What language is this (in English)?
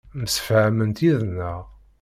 Kabyle